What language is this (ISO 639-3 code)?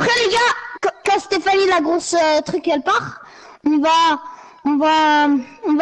fra